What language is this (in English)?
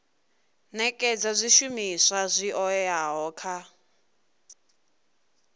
Venda